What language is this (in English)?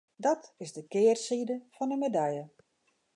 Western Frisian